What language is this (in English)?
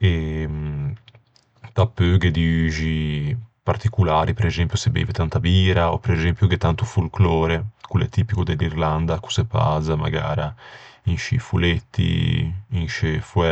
Ligurian